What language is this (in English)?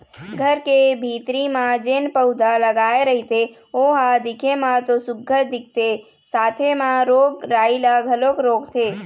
Chhattisgarhi